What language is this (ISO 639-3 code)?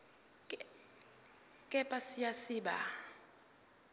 zul